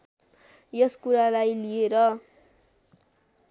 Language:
Nepali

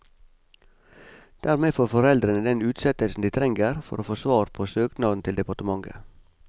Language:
Norwegian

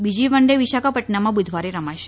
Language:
Gujarati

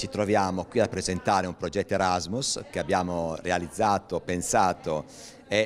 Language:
Italian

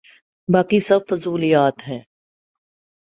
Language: Urdu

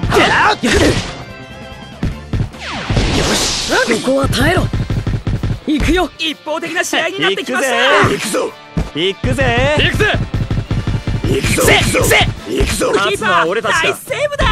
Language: Japanese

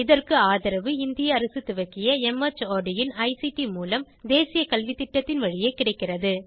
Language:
Tamil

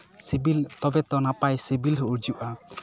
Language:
Santali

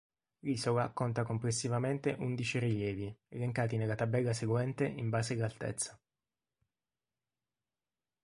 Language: Italian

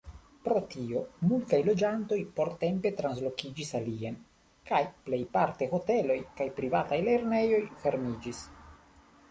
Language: Esperanto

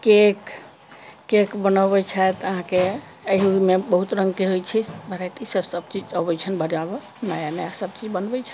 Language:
Maithili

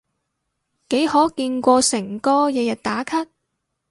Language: Cantonese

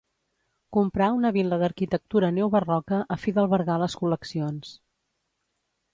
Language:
Catalan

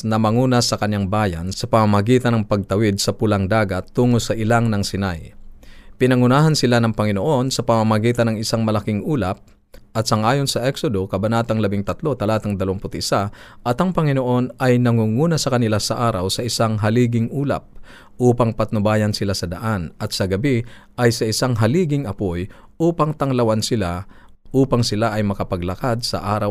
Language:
Filipino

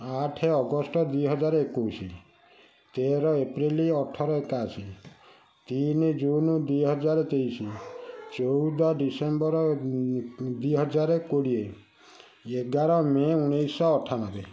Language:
Odia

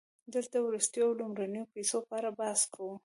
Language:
Pashto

